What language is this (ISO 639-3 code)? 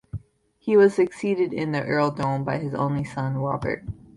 eng